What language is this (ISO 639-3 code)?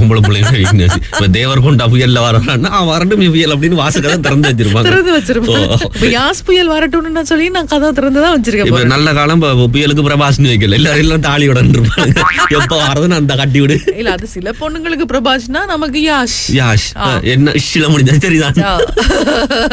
tam